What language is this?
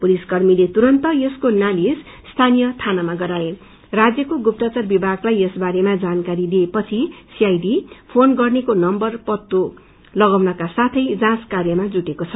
Nepali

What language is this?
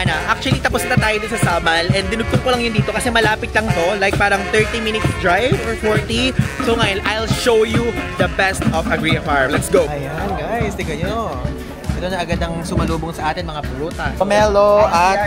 Filipino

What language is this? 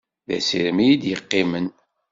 Kabyle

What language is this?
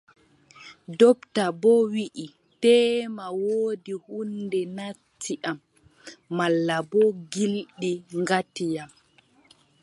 Adamawa Fulfulde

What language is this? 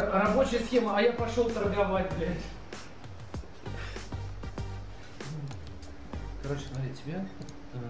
Russian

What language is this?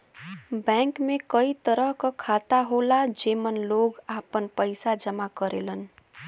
Bhojpuri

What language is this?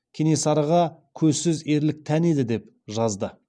Kazakh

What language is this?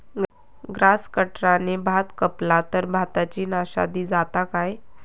Marathi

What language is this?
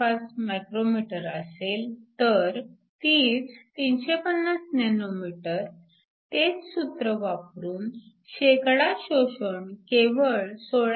Marathi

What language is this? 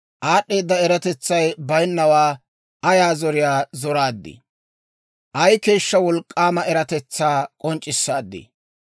Dawro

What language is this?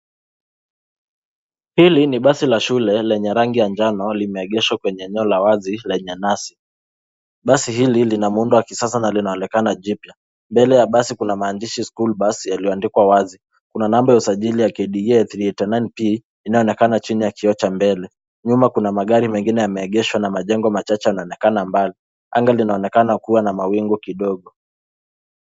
Swahili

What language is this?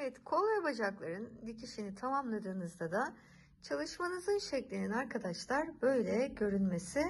Turkish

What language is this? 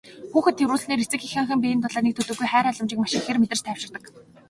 Mongolian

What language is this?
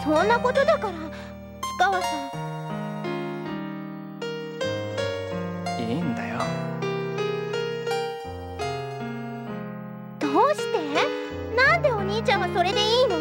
Japanese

